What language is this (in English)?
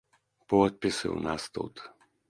Belarusian